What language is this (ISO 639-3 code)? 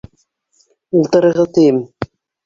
bak